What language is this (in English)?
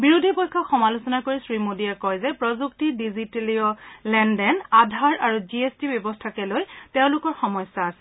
Assamese